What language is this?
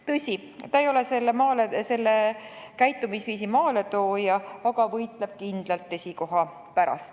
Estonian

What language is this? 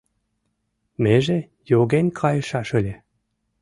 Mari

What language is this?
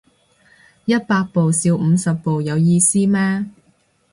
Cantonese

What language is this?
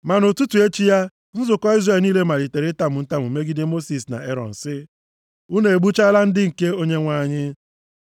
Igbo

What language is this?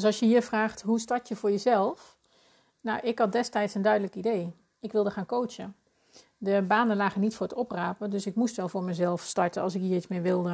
Dutch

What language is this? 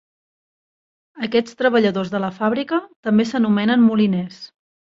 Catalan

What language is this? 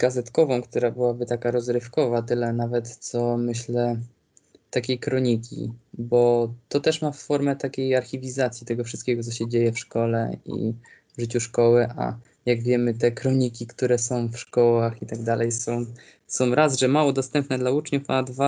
Polish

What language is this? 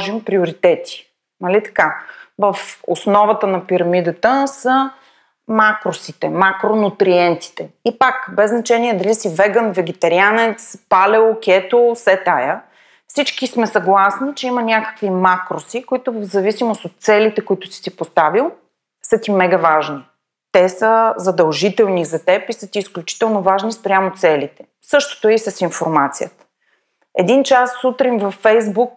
Bulgarian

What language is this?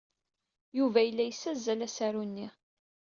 Kabyle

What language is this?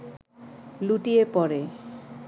Bangla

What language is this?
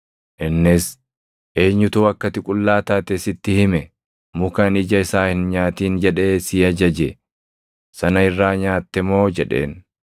Oromo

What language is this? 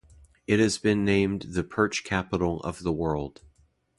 English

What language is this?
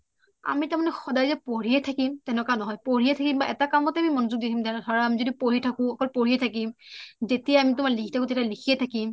Assamese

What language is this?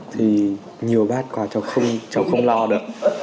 Vietnamese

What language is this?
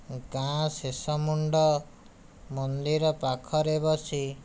Odia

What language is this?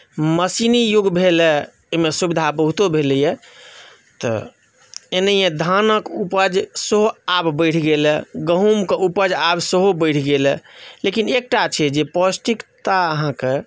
Maithili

